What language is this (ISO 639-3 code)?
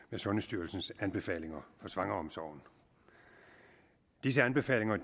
dan